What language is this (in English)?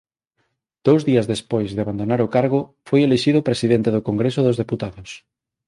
Galician